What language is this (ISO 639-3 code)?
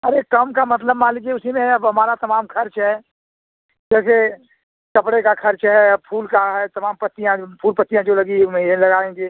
hin